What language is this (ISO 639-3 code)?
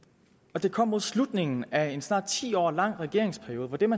dan